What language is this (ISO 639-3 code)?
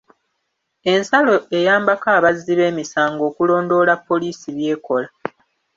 lug